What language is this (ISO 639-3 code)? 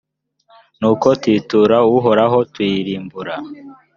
kin